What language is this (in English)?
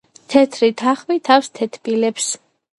Georgian